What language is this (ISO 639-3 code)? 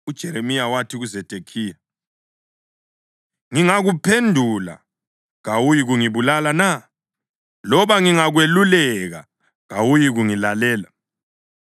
nde